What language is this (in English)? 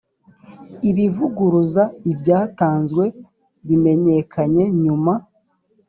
Kinyarwanda